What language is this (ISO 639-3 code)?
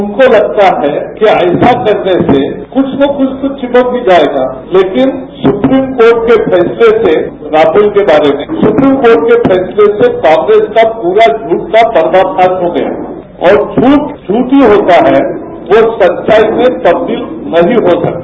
hin